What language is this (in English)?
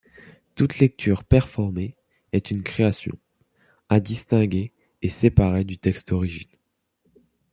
French